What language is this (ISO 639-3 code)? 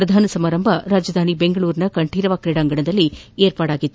kan